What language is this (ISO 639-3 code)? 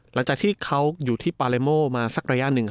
tha